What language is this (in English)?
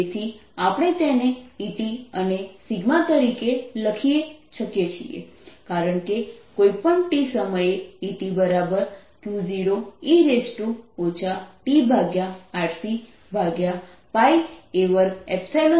Gujarati